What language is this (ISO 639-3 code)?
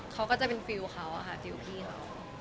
tha